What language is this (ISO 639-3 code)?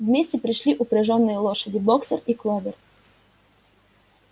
rus